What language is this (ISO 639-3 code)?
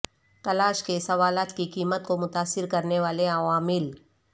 urd